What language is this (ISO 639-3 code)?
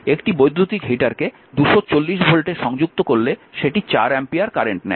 ben